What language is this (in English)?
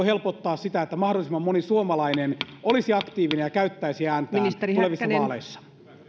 Finnish